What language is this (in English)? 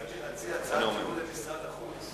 Hebrew